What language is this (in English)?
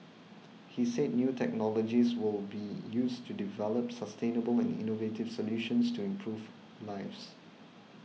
English